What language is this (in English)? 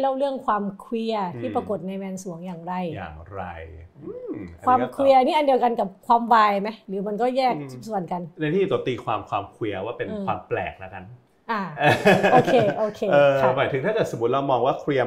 Thai